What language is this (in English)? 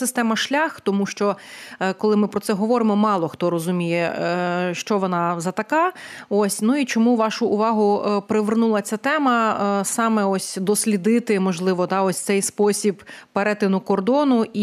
Ukrainian